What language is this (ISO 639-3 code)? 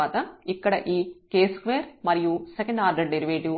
tel